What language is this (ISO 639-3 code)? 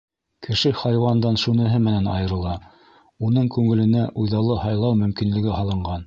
bak